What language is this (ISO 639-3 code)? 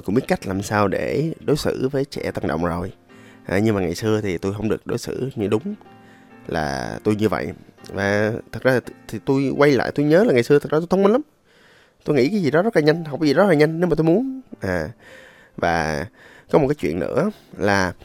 vie